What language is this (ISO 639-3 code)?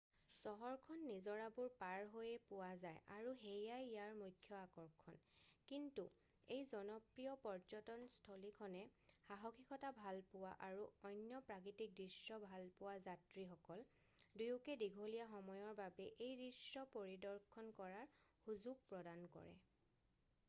asm